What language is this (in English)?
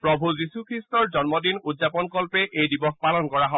Assamese